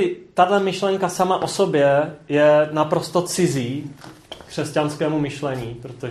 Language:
Czech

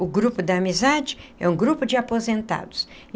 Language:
Portuguese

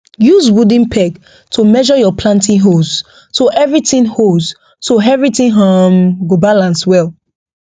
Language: Nigerian Pidgin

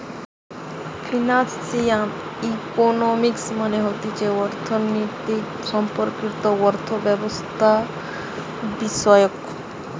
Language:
Bangla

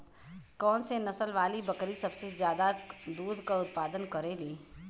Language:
Bhojpuri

